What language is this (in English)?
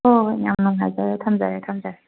Manipuri